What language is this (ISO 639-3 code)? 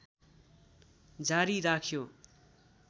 nep